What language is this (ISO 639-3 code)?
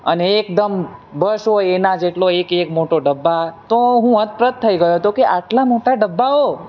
guj